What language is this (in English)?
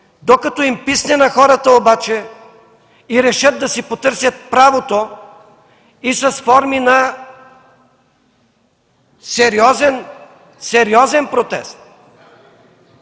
Bulgarian